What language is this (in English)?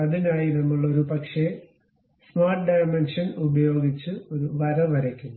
Malayalam